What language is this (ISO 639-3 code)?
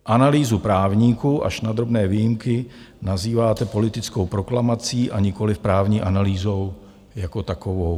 ces